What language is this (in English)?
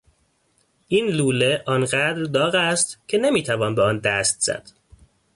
Persian